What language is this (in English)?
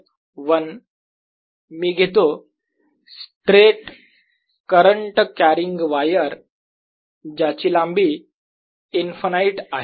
Marathi